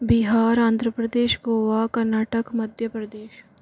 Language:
Hindi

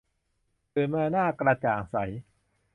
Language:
Thai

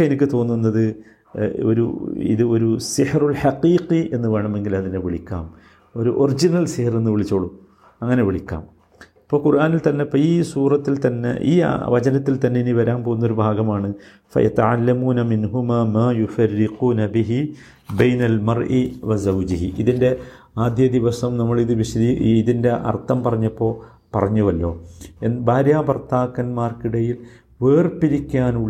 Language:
Malayalam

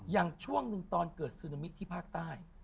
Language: Thai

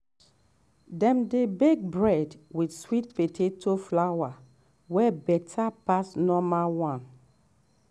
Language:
Nigerian Pidgin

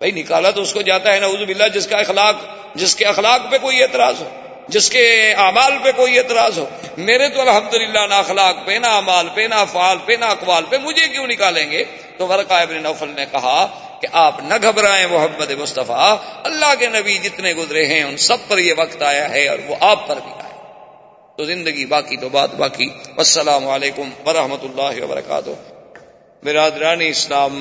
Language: Urdu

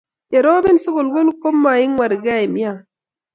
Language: Kalenjin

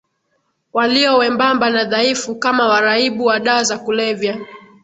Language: Swahili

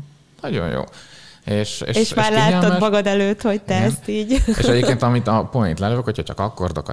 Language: Hungarian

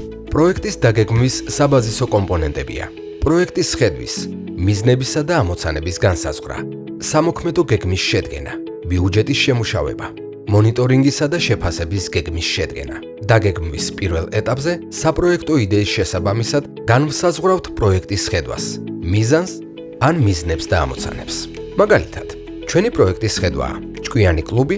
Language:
Georgian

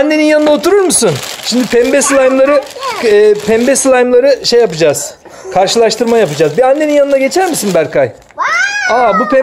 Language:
Turkish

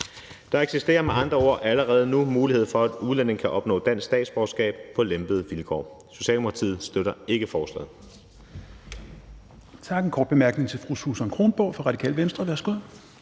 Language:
Danish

